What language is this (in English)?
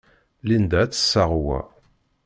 Kabyle